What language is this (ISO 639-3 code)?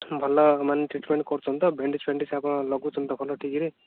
ori